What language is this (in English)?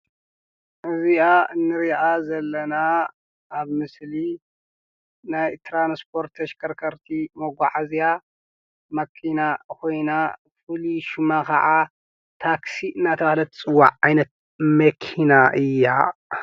Tigrinya